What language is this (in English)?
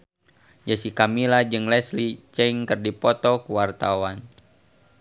Sundanese